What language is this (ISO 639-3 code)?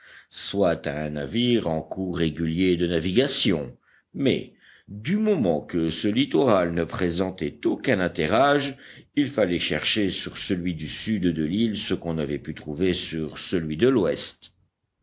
fra